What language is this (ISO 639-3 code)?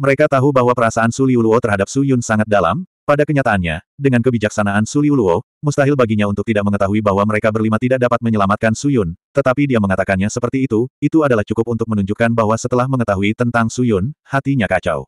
ind